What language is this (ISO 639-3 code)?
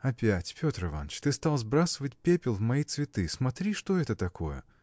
rus